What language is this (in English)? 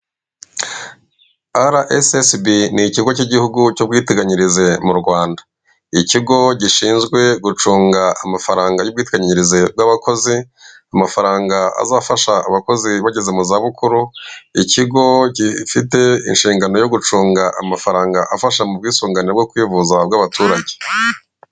Kinyarwanda